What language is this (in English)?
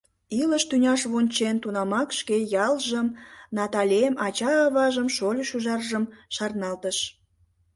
Mari